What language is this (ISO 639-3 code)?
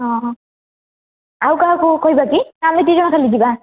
ori